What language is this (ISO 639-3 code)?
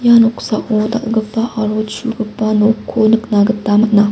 grt